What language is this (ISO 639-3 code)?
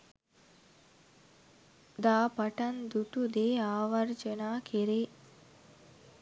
sin